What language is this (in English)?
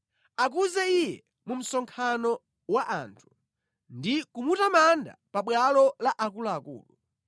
Nyanja